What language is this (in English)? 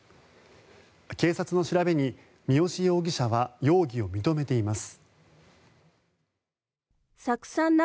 Japanese